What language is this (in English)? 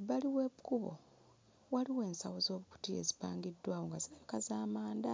Ganda